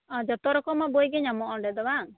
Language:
Santali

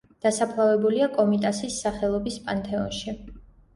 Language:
Georgian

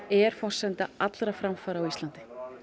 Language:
Icelandic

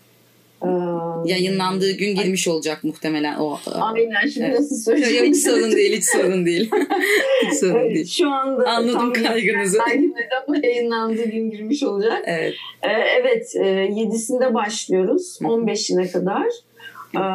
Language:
Turkish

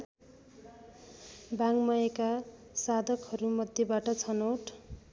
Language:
Nepali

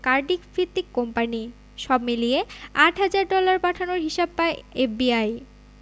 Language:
Bangla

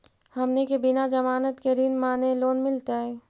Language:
Magahi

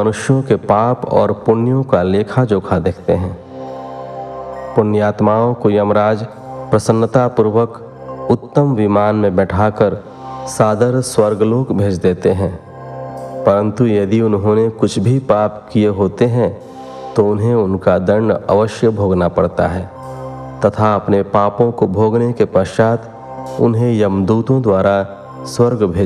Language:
Hindi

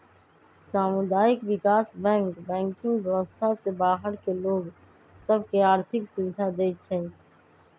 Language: Magahi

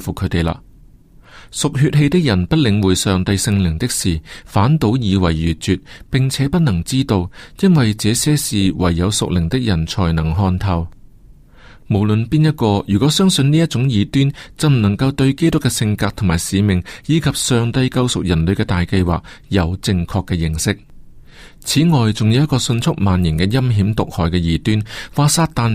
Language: Chinese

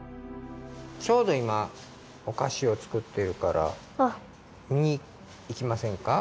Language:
Japanese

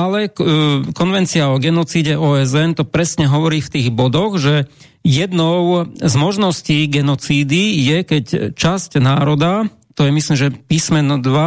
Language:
Slovak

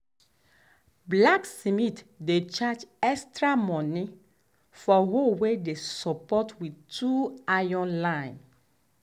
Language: Nigerian Pidgin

